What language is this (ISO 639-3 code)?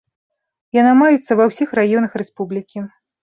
bel